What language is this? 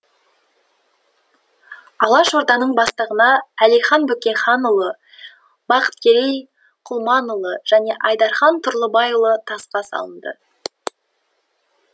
Kazakh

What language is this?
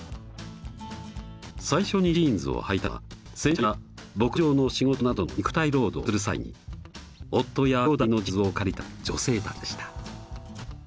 Japanese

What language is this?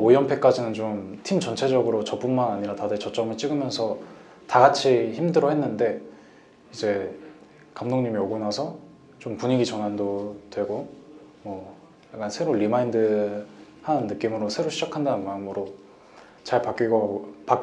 Korean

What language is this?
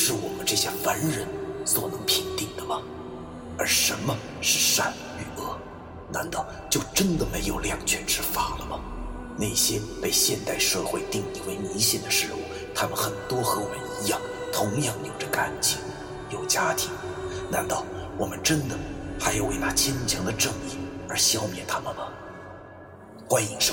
Chinese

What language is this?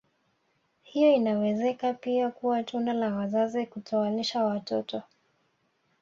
Swahili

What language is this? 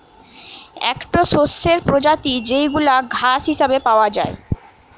Bangla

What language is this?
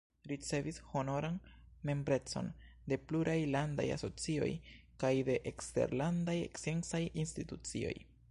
Esperanto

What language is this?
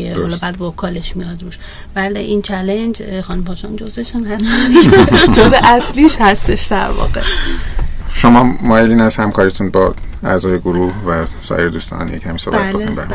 Persian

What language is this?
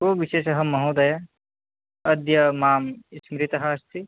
Sanskrit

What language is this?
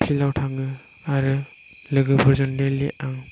Bodo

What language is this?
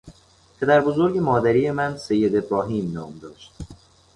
Persian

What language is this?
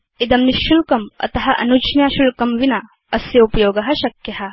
Sanskrit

